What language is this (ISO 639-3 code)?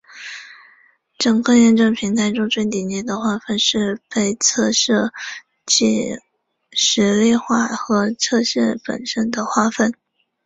zho